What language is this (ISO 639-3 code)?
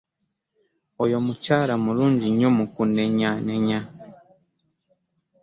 lug